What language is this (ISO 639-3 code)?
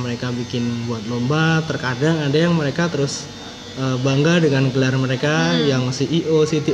ind